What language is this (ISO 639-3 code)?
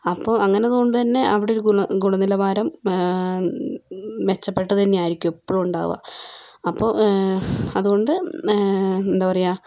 mal